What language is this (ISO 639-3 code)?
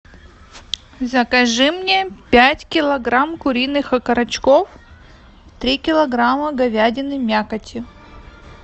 rus